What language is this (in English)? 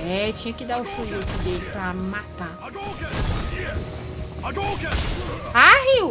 Portuguese